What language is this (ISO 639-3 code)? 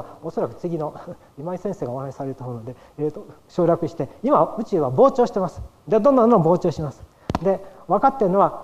jpn